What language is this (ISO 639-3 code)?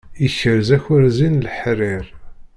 kab